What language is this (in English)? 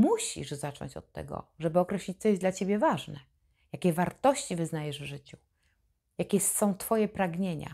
Polish